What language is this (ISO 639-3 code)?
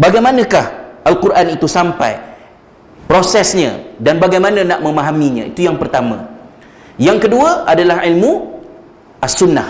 msa